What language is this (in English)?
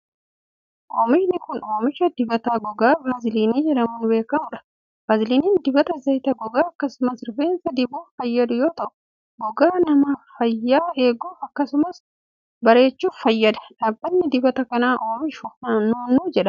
Oromo